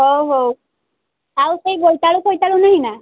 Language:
Odia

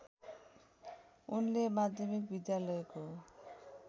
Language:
Nepali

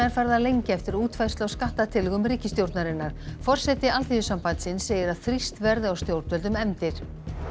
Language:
Icelandic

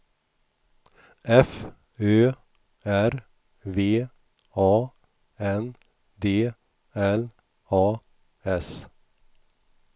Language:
Swedish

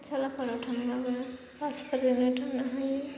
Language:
Bodo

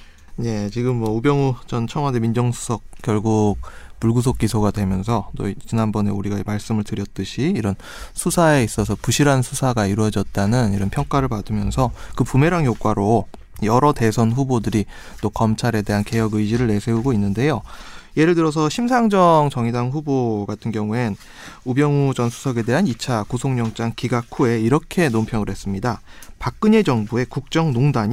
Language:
Korean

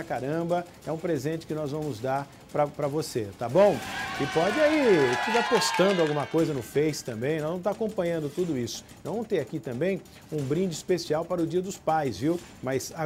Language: Portuguese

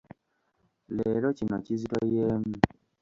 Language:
Ganda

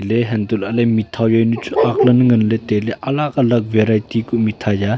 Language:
Wancho Naga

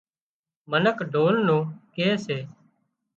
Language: Wadiyara Koli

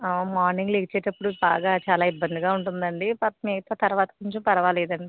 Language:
Telugu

